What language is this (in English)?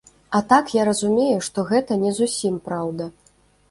Belarusian